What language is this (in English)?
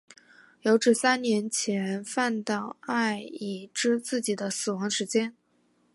Chinese